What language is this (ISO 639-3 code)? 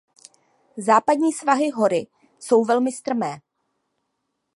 ces